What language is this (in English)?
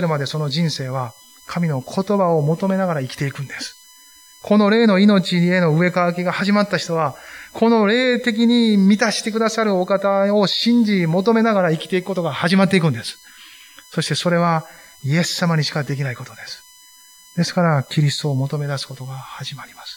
Japanese